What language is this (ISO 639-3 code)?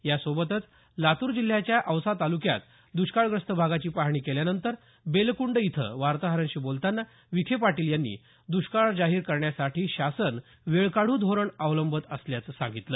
mar